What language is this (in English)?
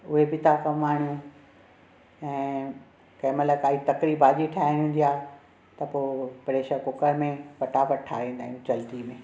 Sindhi